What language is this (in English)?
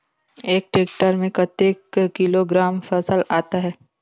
Chhattisgarhi